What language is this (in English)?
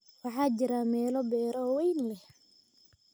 Somali